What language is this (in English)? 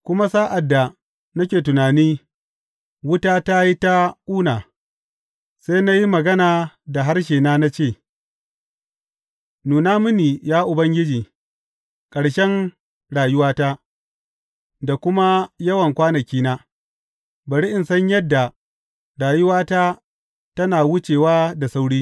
Hausa